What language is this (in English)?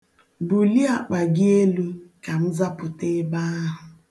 Igbo